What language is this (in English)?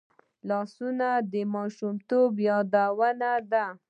Pashto